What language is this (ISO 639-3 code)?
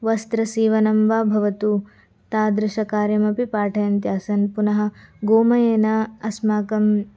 san